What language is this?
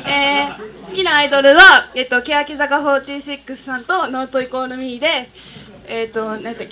Japanese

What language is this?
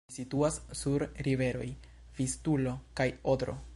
Esperanto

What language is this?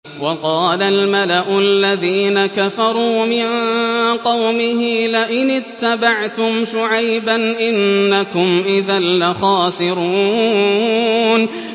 Arabic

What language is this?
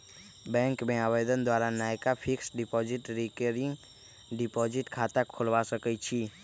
Magahi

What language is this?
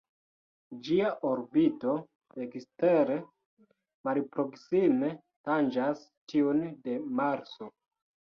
Esperanto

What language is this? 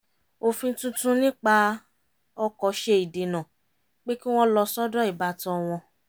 Yoruba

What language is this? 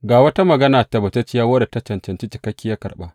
Hausa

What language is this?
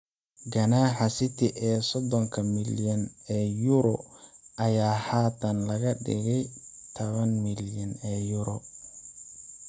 Somali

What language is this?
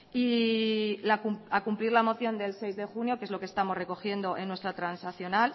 Spanish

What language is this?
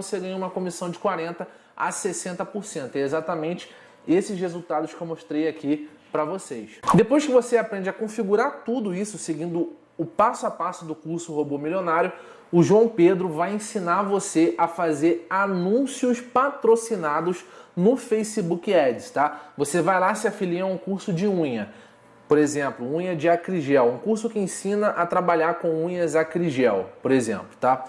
Portuguese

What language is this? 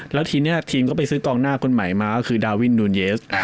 Thai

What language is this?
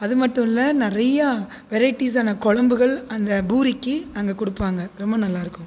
Tamil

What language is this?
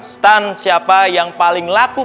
Indonesian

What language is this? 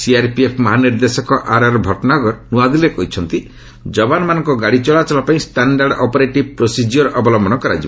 Odia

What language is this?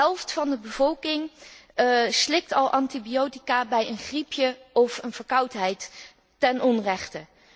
Dutch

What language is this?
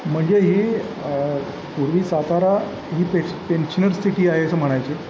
Marathi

